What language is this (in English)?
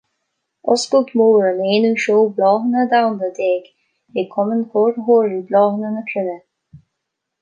Irish